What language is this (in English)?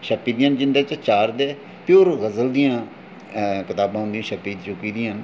Dogri